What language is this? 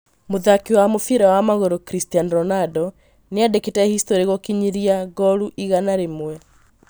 Kikuyu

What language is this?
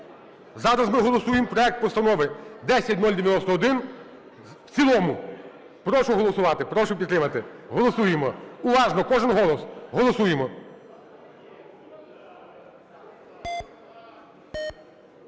Ukrainian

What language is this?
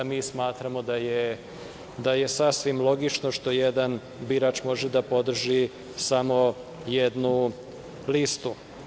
Serbian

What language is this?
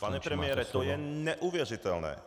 Czech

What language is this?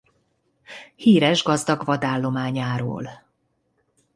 Hungarian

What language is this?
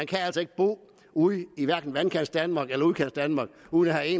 Danish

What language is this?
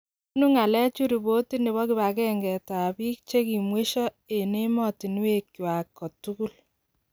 Kalenjin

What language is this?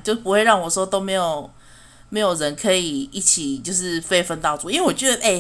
Chinese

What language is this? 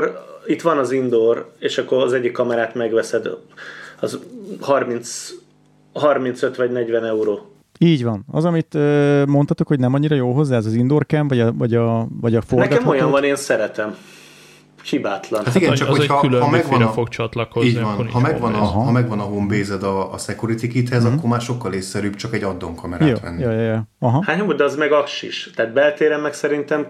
Hungarian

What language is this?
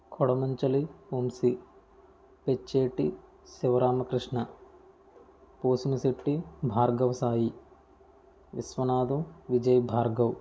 Telugu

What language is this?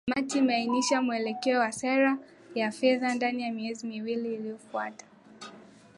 Swahili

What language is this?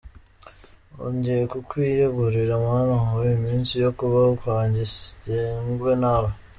Kinyarwanda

